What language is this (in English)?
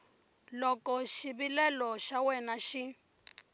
Tsonga